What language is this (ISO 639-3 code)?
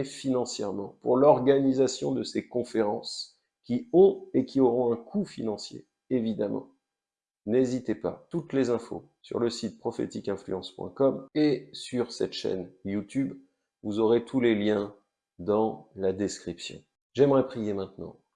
fra